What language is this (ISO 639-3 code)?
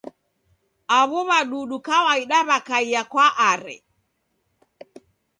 dav